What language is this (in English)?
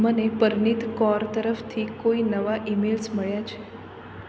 Gujarati